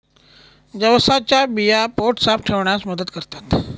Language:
Marathi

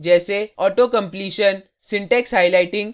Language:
Hindi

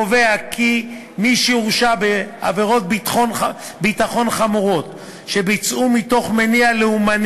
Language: Hebrew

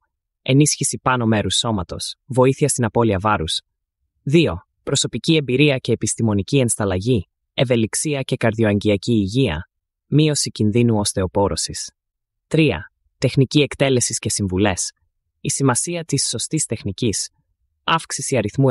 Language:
Greek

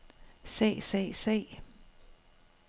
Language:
Danish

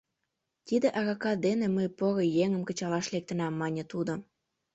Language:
Mari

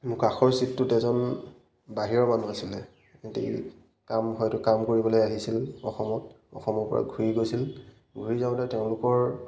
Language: Assamese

